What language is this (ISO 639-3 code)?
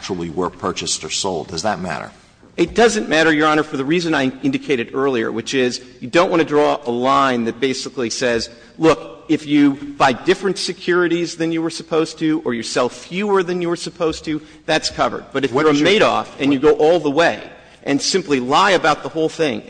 eng